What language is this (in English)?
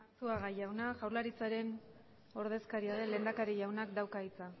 Basque